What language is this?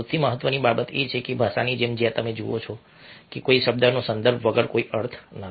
Gujarati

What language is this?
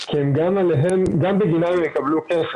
Hebrew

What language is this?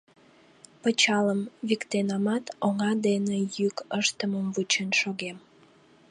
Mari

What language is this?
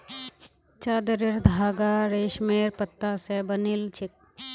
Magahi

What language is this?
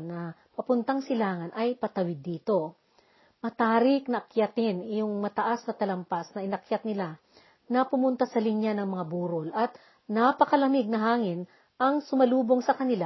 Filipino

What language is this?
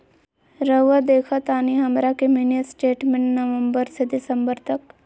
Magahi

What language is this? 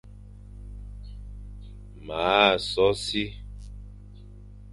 Fang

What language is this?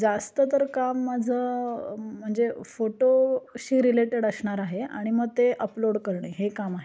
Marathi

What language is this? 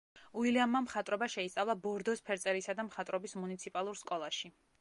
Georgian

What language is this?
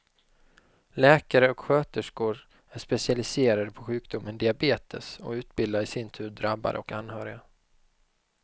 Swedish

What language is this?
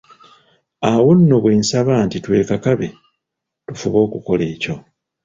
Ganda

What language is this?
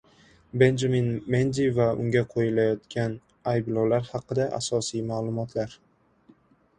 Uzbek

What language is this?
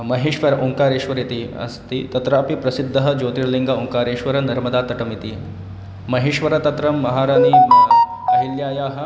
Sanskrit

